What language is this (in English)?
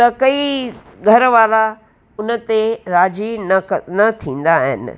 Sindhi